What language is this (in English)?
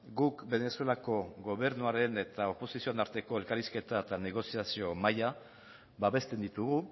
Basque